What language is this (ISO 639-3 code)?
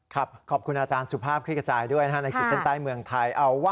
tha